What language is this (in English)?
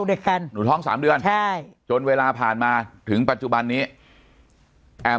Thai